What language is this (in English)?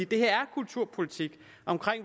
Danish